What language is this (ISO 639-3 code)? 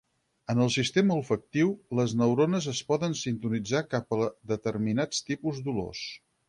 cat